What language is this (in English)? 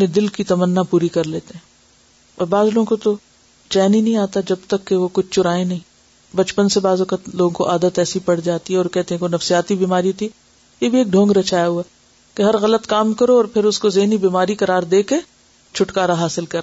Urdu